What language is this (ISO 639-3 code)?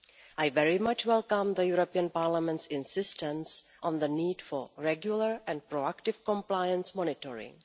eng